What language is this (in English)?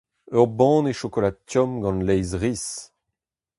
Breton